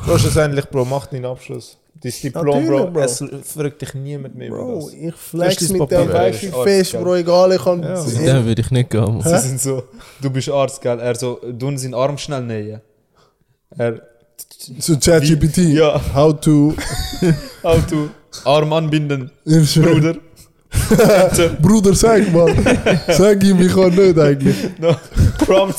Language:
German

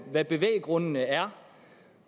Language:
Danish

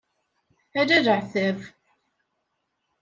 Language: Kabyle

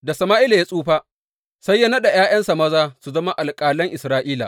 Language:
Hausa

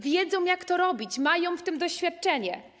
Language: Polish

